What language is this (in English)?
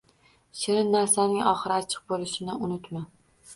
Uzbek